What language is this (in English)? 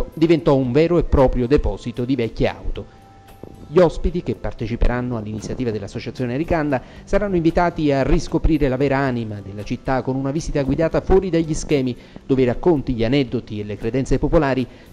Italian